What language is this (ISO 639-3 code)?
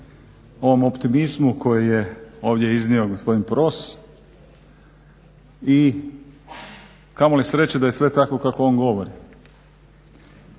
hrv